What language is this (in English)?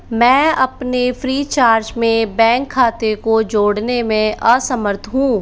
Hindi